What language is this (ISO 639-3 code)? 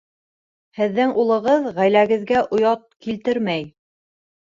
bak